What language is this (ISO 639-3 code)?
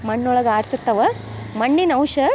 kan